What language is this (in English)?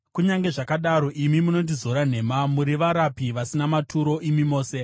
Shona